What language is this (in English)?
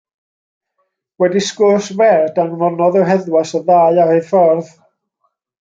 Welsh